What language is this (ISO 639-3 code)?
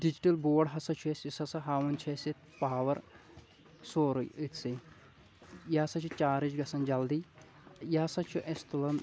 kas